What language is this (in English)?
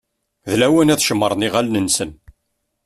Kabyle